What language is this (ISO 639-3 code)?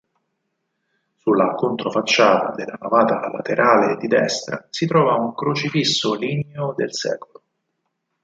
ita